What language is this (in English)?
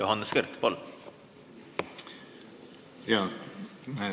Estonian